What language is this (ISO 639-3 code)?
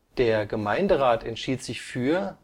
deu